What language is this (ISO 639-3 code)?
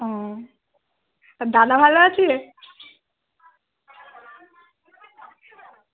ben